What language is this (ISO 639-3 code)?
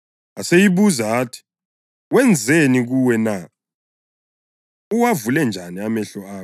nde